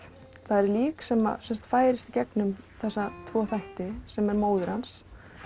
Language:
Icelandic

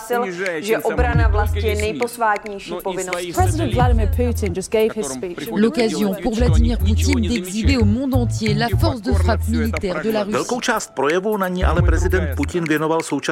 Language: Czech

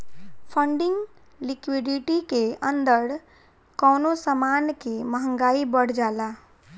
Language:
Bhojpuri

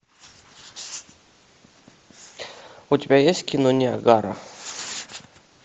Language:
Russian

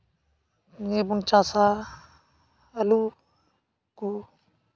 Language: Santali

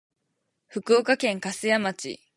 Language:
Japanese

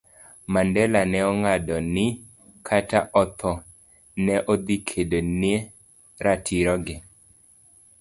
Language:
Luo (Kenya and Tanzania)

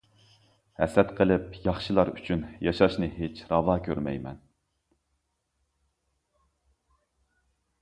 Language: Uyghur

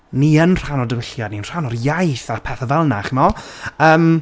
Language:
Welsh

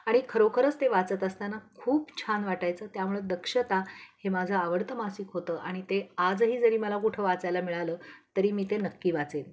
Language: Marathi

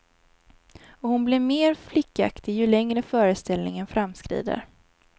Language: Swedish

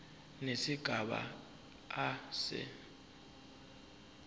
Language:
Zulu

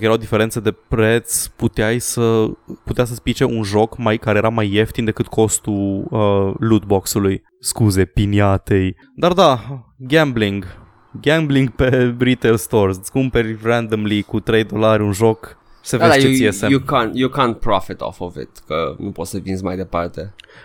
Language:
Romanian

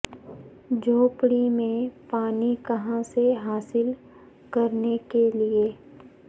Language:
Urdu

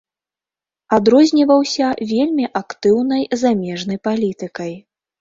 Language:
Belarusian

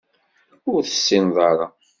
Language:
Kabyle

